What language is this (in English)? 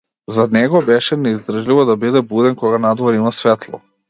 Macedonian